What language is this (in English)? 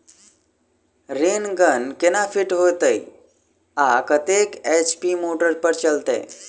Maithili